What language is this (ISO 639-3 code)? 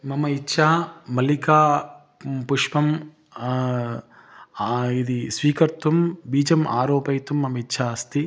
san